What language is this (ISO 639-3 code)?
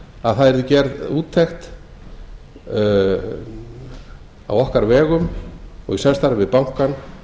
isl